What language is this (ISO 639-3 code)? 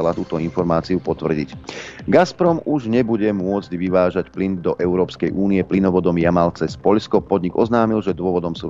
slk